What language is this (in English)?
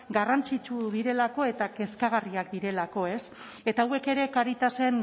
Basque